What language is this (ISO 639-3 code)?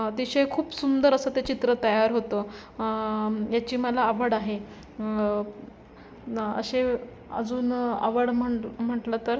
mar